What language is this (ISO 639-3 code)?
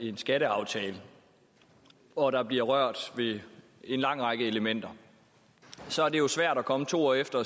dan